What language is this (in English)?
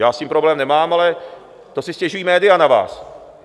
Czech